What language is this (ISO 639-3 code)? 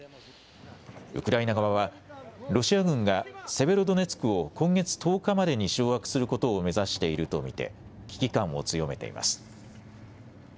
jpn